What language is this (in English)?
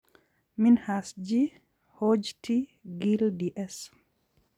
Kalenjin